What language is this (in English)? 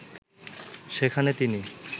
Bangla